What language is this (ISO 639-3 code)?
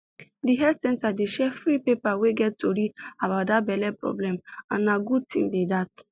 pcm